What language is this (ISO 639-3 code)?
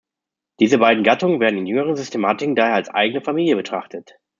deu